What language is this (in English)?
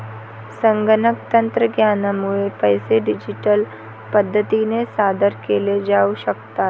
Marathi